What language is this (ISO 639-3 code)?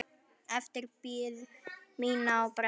isl